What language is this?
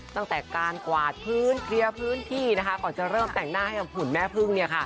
Thai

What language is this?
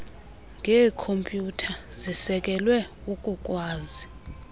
Xhosa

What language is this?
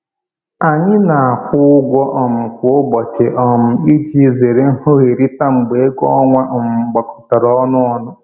Igbo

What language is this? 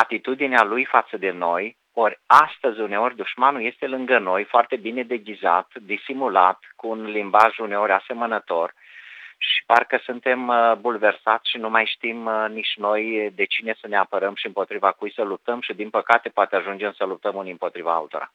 Romanian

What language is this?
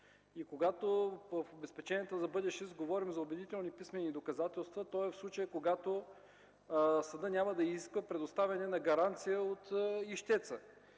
Bulgarian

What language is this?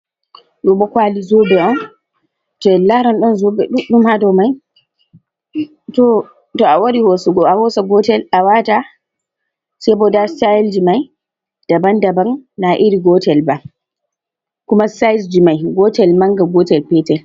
Fula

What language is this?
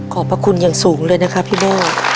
Thai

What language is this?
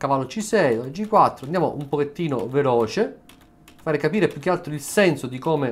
Italian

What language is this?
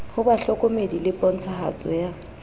Southern Sotho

